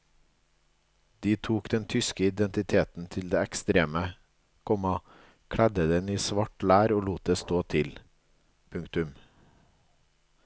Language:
Norwegian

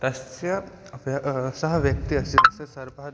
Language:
Sanskrit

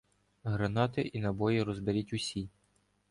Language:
Ukrainian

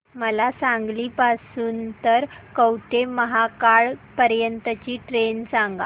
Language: Marathi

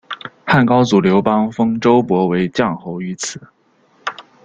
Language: Chinese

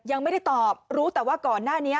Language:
Thai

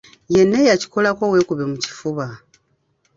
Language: Ganda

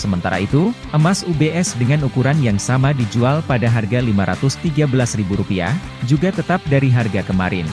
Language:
Indonesian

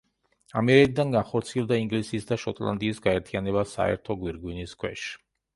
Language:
Georgian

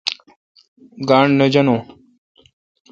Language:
Kalkoti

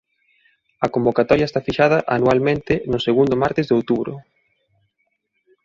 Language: Galician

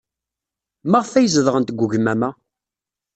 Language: Kabyle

